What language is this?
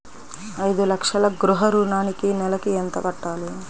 Telugu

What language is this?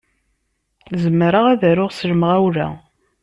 Kabyle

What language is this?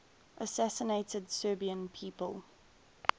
English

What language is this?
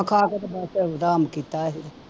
Punjabi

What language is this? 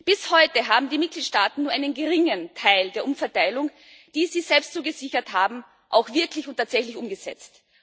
German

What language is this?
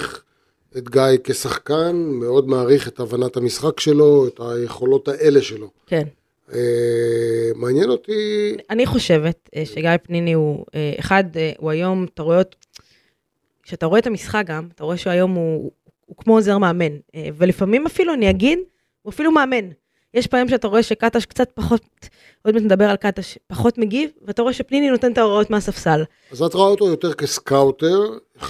Hebrew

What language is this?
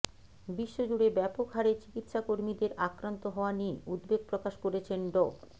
Bangla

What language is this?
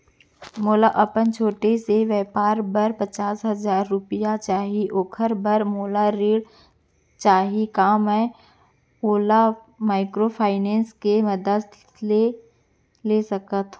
Chhattisgarhi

